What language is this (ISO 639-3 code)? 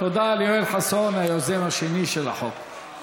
heb